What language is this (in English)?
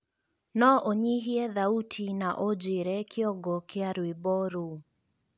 Kikuyu